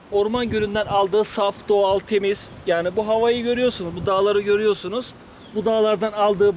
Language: Turkish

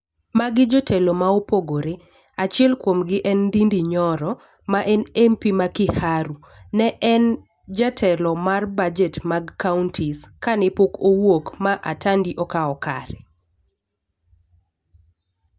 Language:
Luo (Kenya and Tanzania)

